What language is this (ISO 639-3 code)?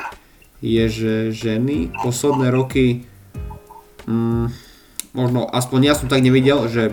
slk